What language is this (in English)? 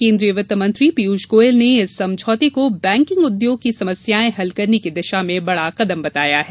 Hindi